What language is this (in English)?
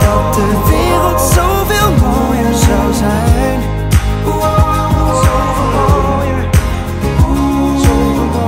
Dutch